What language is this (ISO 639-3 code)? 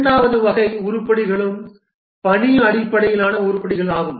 tam